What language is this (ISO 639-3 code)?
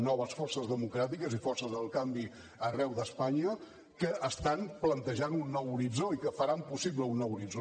cat